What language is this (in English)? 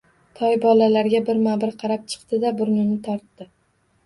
Uzbek